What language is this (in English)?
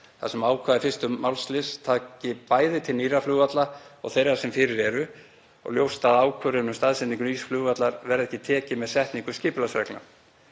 Icelandic